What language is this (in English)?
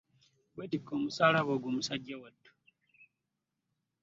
Ganda